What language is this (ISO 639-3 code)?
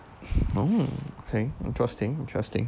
eng